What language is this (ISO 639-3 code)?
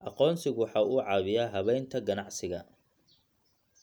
som